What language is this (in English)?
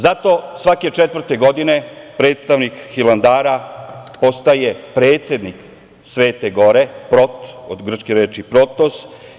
Serbian